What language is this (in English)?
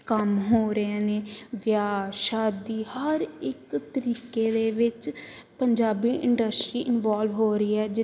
Punjabi